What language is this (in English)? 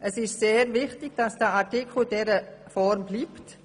Swiss German